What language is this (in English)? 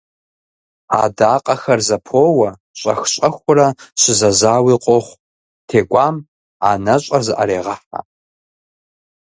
Kabardian